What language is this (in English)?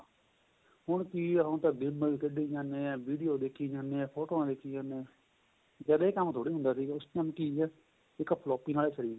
Punjabi